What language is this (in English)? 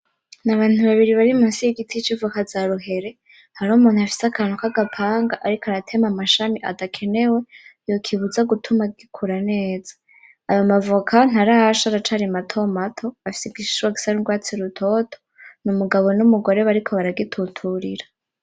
Rundi